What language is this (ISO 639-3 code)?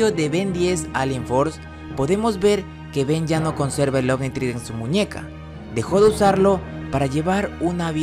spa